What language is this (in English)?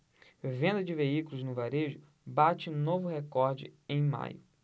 Portuguese